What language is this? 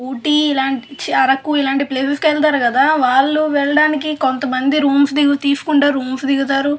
Telugu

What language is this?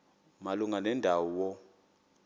Xhosa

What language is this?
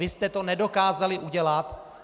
Czech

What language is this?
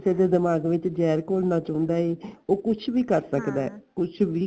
Punjabi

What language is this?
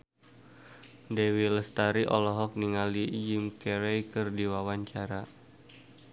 Sundanese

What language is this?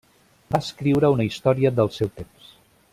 Catalan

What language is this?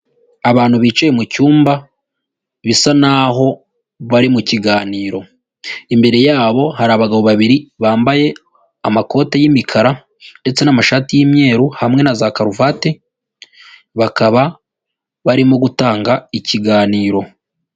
Kinyarwanda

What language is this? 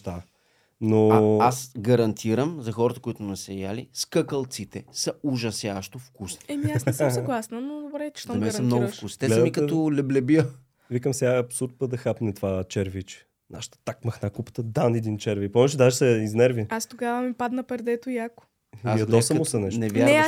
Bulgarian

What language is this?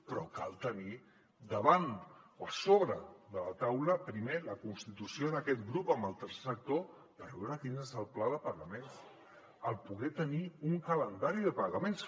Catalan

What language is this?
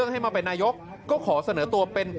Thai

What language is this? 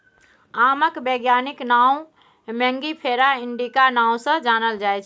Maithili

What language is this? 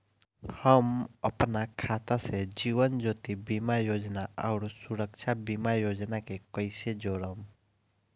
Bhojpuri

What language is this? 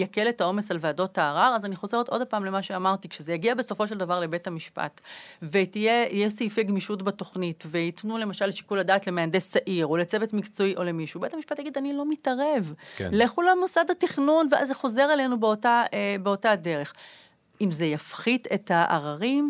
Hebrew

